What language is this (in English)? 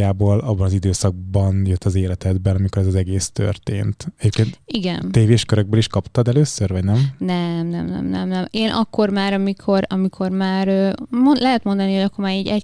Hungarian